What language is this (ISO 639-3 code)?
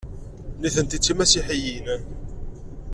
kab